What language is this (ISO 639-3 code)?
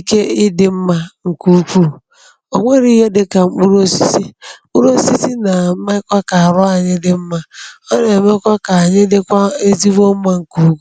ibo